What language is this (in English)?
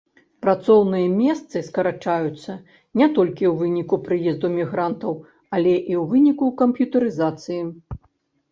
Belarusian